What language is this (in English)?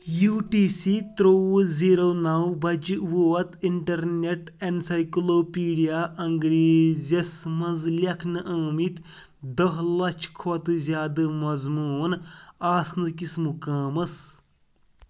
Kashmiri